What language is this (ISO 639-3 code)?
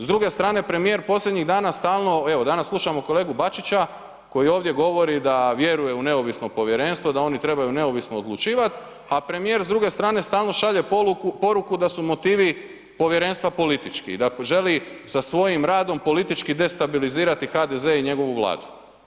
hrv